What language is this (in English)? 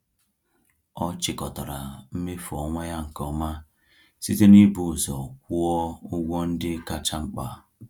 Igbo